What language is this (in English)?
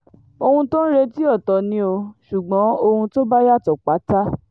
Yoruba